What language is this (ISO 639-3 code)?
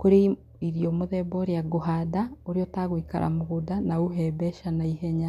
kik